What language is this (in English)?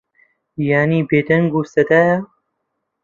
Central Kurdish